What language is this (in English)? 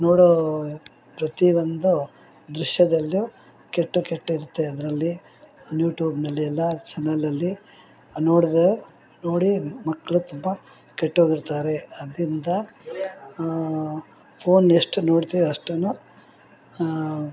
Kannada